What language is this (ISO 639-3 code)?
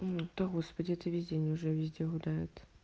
rus